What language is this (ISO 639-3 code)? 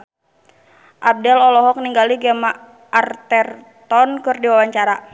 sun